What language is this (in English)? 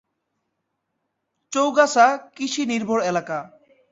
Bangla